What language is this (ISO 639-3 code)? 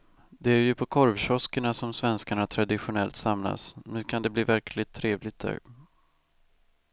swe